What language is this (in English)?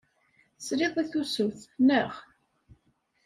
Kabyle